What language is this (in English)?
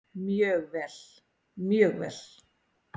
Icelandic